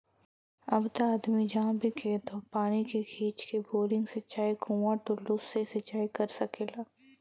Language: Bhojpuri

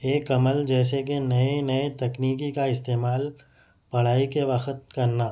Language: Urdu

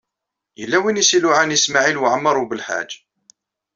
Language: Kabyle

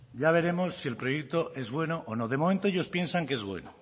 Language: Spanish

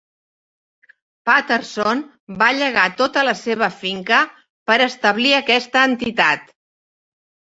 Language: Catalan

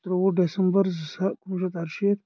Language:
Kashmiri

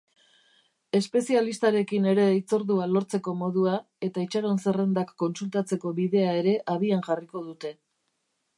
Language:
Basque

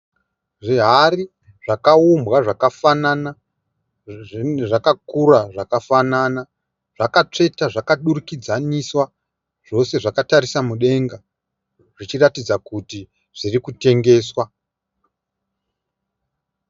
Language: Shona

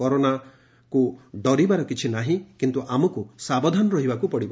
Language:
Odia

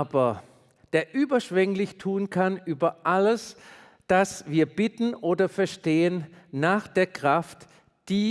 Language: German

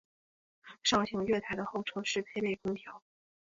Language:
Chinese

